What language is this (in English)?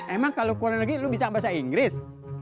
Indonesian